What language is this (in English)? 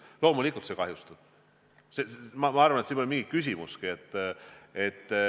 Estonian